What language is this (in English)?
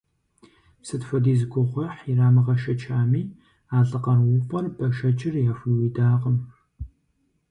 Kabardian